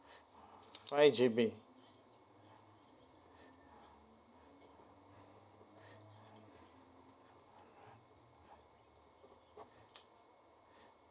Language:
English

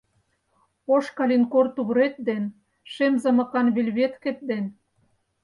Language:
Mari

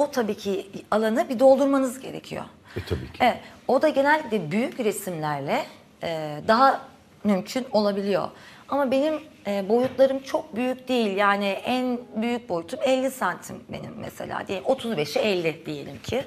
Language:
Turkish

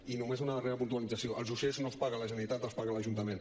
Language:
Catalan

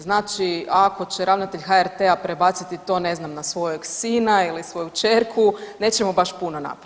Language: Croatian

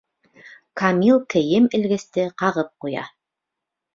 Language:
Bashkir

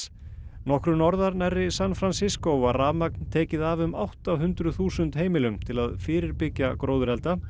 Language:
Icelandic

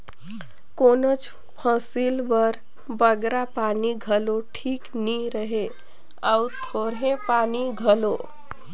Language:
Chhattisgarhi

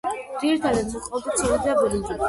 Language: Georgian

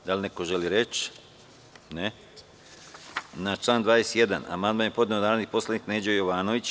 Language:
Serbian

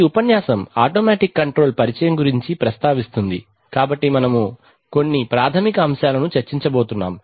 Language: Telugu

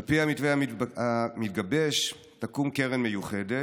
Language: Hebrew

